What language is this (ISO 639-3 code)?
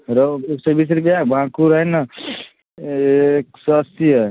mai